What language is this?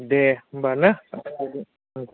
Bodo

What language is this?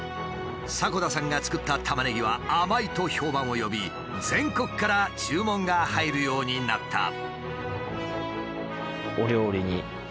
Japanese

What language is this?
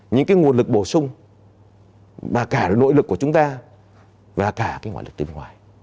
Vietnamese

